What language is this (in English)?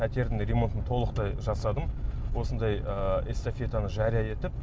Kazakh